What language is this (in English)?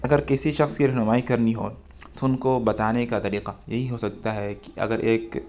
Urdu